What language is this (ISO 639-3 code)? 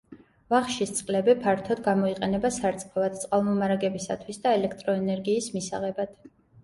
kat